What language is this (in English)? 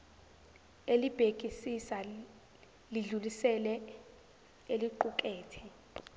Zulu